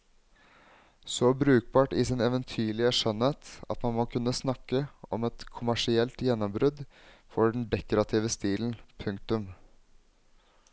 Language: Norwegian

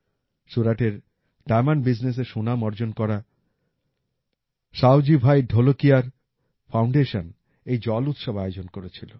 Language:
Bangla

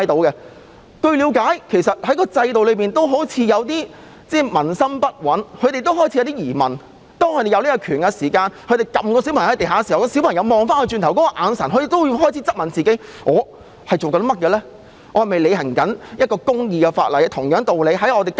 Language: Cantonese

